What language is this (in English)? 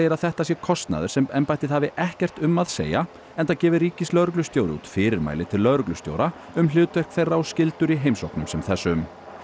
Icelandic